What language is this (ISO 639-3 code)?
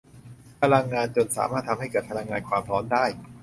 tha